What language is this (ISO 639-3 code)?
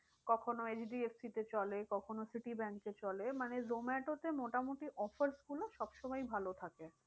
ben